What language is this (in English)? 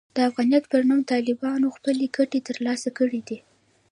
Pashto